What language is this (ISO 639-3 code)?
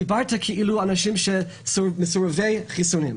heb